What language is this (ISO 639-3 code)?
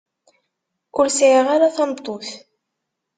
kab